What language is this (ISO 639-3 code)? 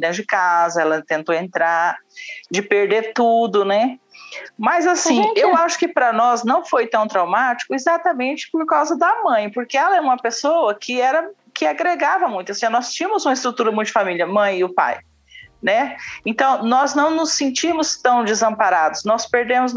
por